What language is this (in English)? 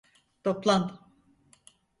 Turkish